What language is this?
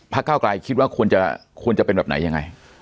Thai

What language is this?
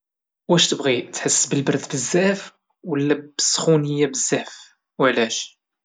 Moroccan Arabic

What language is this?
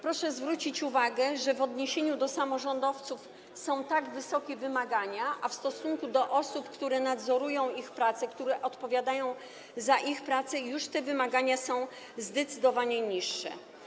Polish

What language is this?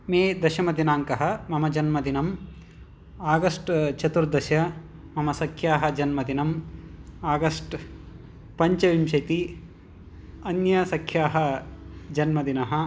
Sanskrit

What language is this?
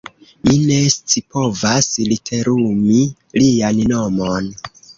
Esperanto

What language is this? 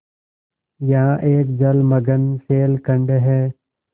Hindi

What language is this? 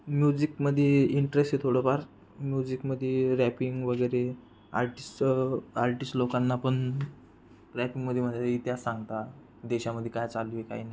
Marathi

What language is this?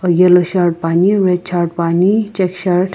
Sumi Naga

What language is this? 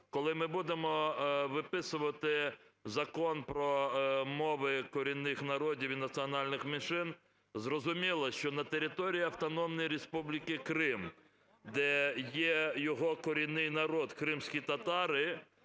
Ukrainian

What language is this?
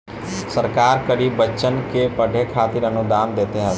Bhojpuri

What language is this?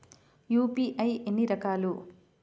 Telugu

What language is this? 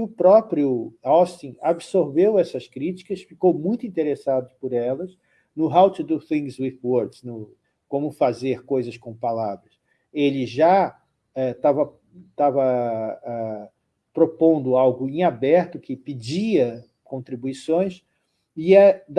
Portuguese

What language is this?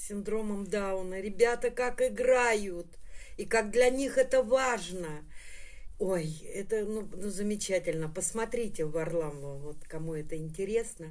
Russian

